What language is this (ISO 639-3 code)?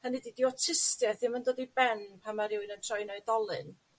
cym